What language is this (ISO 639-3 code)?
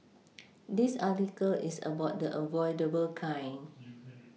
eng